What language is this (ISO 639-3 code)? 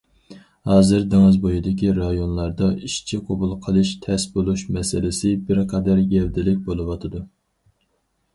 uig